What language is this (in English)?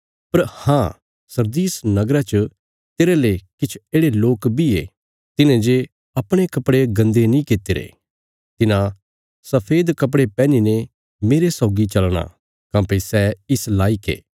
Bilaspuri